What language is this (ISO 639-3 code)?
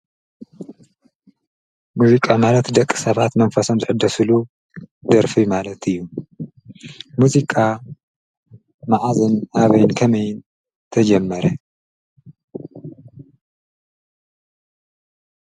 tir